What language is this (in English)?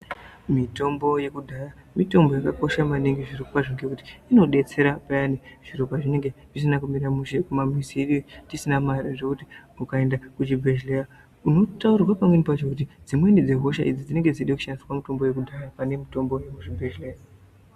Ndau